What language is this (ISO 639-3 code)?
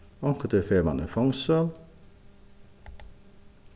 fao